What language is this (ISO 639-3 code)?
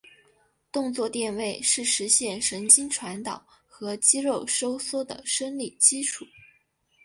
zho